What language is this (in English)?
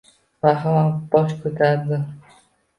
Uzbek